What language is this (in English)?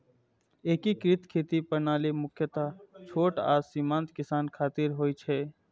Maithili